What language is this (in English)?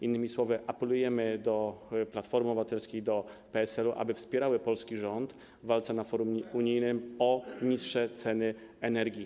Polish